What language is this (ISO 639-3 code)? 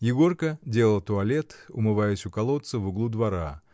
rus